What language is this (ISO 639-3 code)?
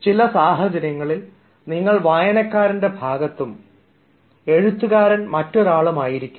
mal